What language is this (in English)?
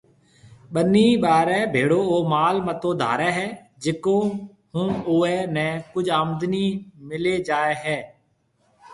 Marwari (Pakistan)